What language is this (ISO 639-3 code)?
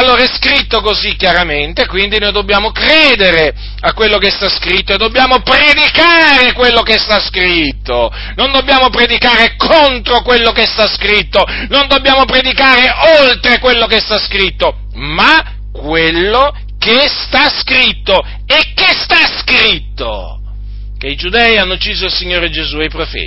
ita